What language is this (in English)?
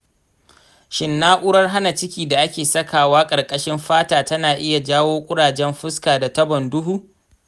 Hausa